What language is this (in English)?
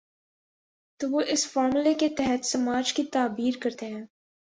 Urdu